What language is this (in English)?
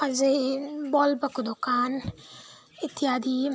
Nepali